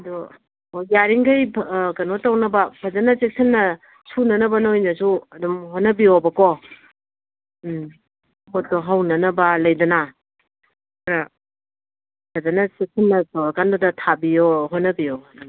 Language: Manipuri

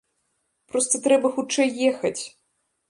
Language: Belarusian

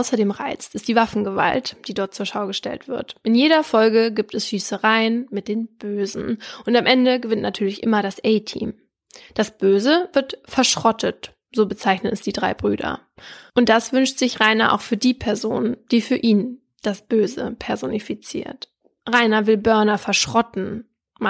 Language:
German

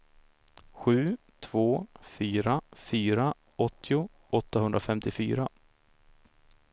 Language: Swedish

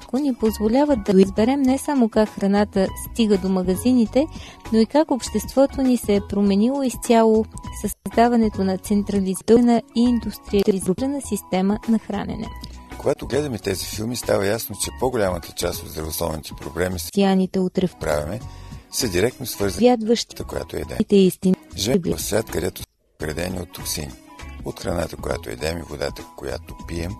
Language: Bulgarian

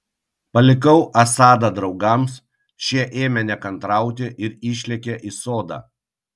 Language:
Lithuanian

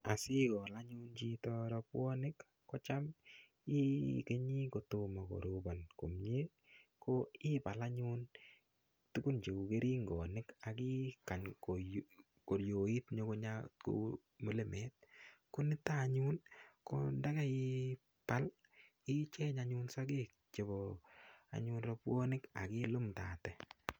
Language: Kalenjin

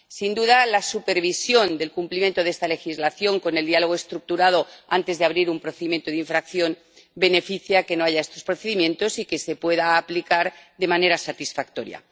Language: Spanish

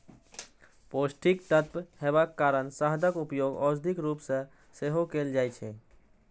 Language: Maithili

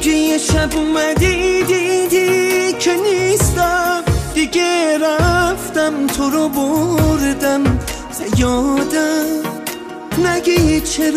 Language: Persian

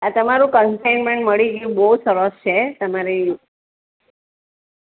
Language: Gujarati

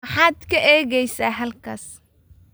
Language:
Somali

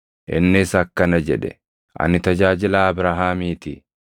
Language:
Oromo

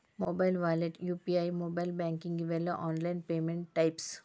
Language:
Kannada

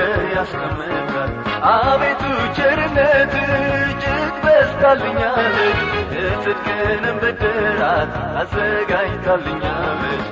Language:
Amharic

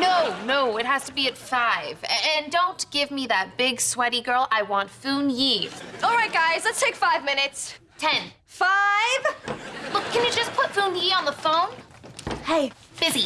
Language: English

